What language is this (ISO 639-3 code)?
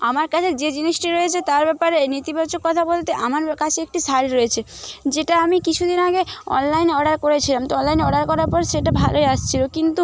ben